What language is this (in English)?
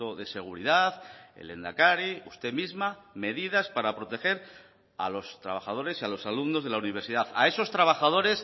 Spanish